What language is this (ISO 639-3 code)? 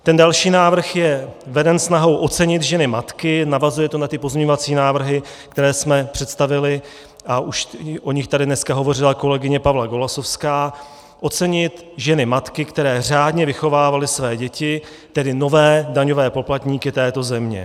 ces